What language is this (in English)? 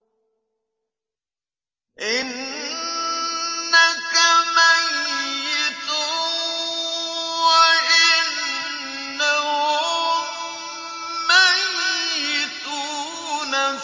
Arabic